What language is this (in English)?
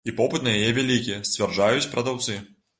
Belarusian